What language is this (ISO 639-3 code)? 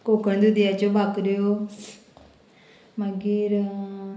kok